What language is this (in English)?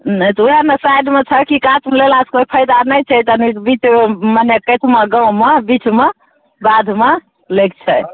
Maithili